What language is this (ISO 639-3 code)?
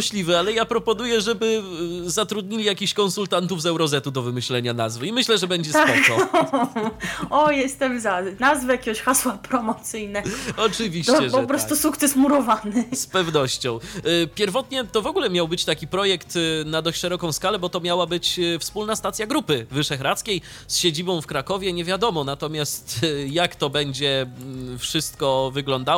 pol